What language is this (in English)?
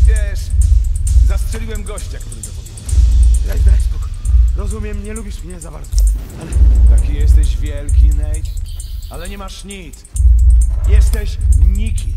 Polish